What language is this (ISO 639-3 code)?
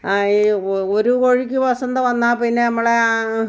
mal